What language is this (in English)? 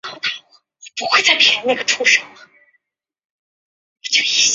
Chinese